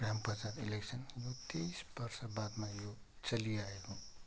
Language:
Nepali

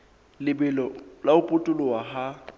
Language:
Southern Sotho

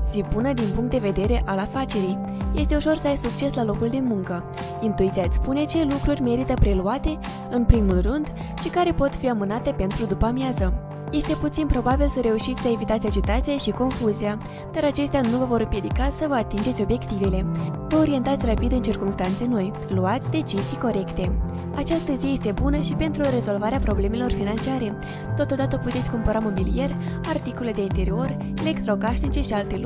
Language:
Romanian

